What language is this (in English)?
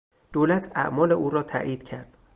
Persian